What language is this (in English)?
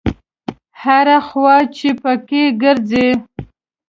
Pashto